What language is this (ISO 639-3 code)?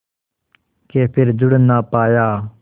hin